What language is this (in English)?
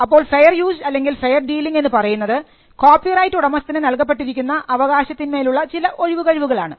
Malayalam